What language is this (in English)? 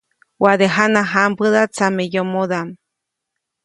Copainalá Zoque